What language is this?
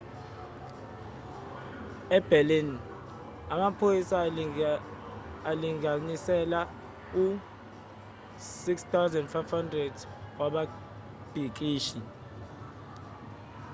Zulu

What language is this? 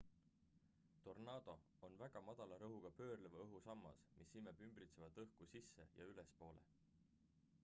Estonian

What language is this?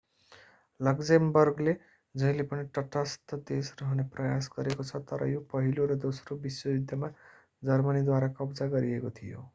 Nepali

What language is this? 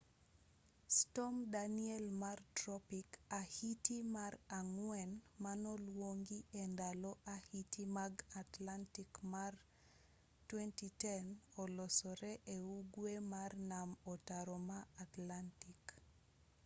Luo (Kenya and Tanzania)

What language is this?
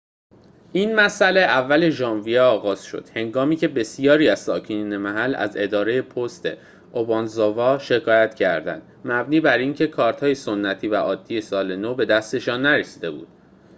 Persian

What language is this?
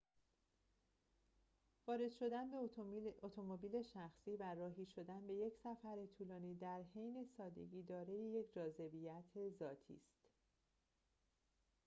Persian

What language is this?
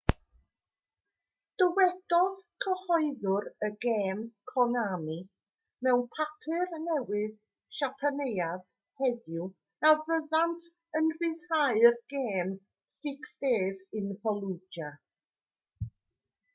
Welsh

